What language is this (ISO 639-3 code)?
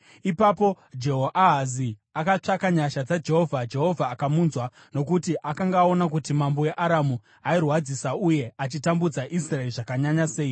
sna